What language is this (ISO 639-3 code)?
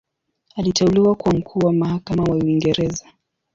swa